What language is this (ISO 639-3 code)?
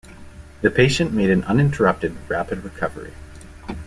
eng